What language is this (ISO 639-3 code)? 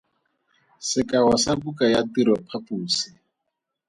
tsn